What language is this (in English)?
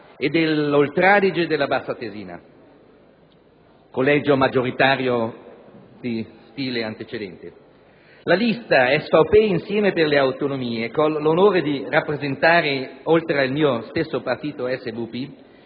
Italian